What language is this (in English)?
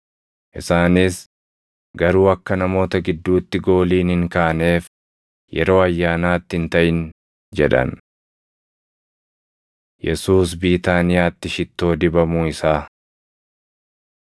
Oromo